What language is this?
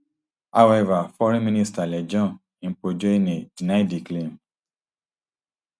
Nigerian Pidgin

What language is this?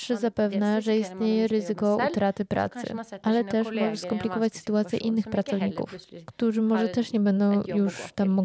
Polish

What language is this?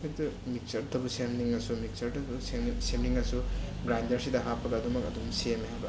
Manipuri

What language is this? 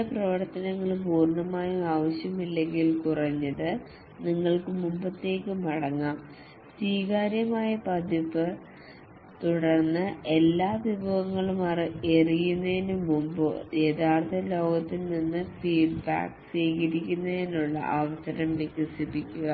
Malayalam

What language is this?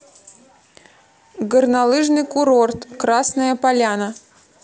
Russian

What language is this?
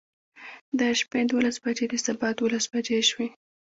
Pashto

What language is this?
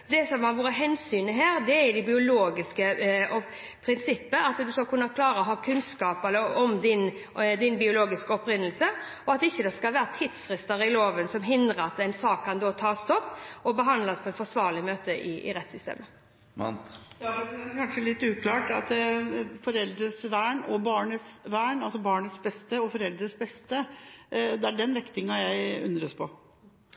Norwegian Bokmål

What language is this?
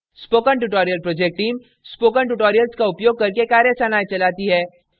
Hindi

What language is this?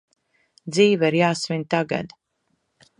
Latvian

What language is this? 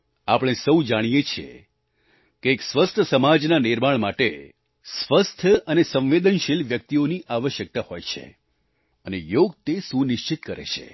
Gujarati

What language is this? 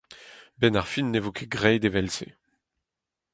Breton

